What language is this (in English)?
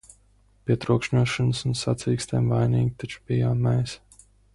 Latvian